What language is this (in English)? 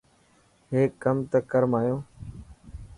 Dhatki